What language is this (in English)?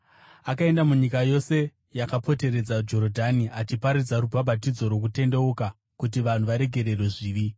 Shona